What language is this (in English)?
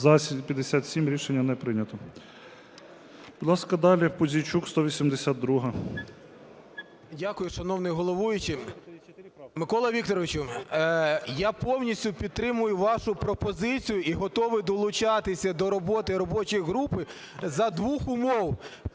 Ukrainian